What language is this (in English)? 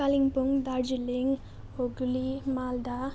Nepali